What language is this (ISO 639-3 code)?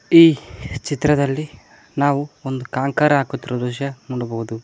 kan